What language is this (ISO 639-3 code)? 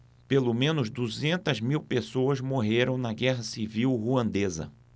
por